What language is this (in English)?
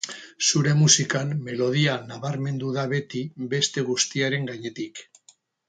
Basque